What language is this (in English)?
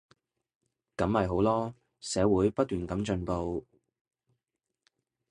Cantonese